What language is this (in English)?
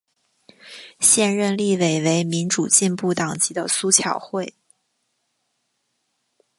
Chinese